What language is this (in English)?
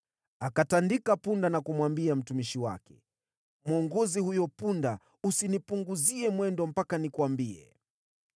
Swahili